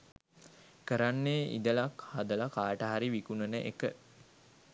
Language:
Sinhala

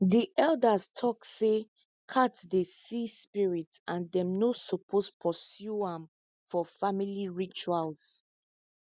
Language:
Nigerian Pidgin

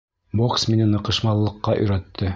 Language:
Bashkir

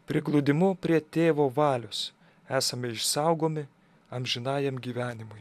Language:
Lithuanian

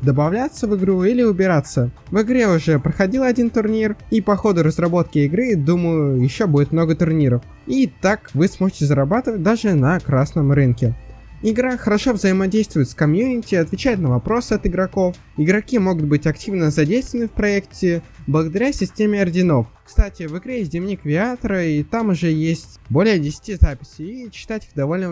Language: Russian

